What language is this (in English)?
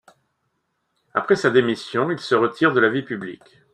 French